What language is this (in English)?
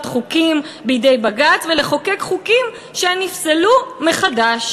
Hebrew